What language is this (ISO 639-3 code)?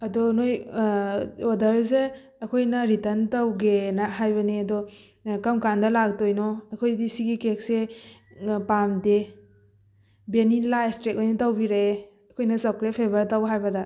mni